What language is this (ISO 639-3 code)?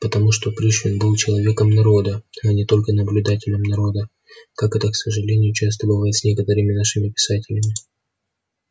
rus